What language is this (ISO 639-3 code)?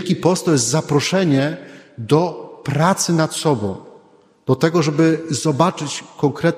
pol